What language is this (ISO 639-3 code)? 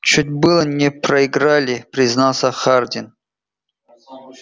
rus